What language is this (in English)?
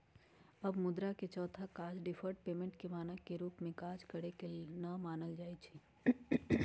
Magahi